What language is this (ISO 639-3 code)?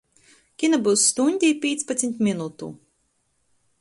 ltg